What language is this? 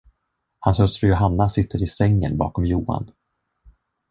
Swedish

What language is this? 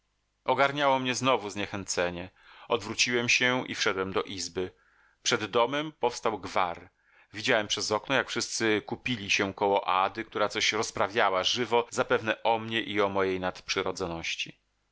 Polish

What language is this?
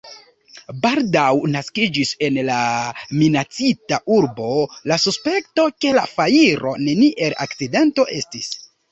Esperanto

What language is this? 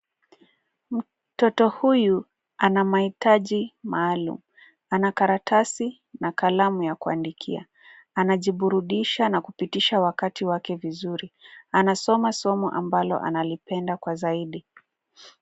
Swahili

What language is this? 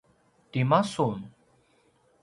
Paiwan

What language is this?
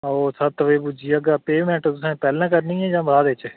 Dogri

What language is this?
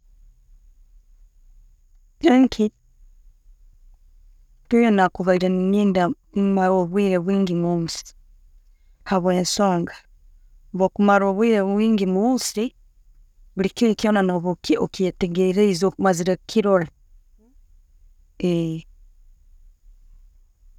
Tooro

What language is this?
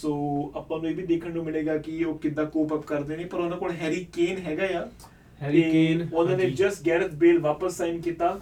Punjabi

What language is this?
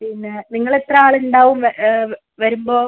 Malayalam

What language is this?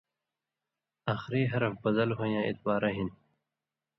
Indus Kohistani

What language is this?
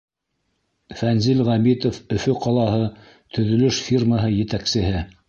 Bashkir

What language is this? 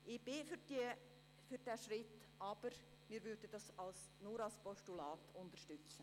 Swiss German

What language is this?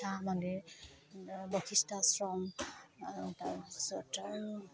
Assamese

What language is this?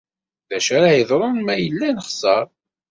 Kabyle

